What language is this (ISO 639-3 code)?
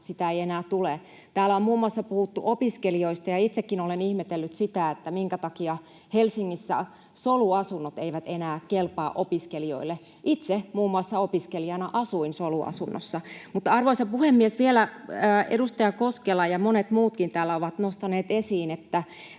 fin